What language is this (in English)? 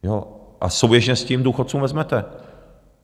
Czech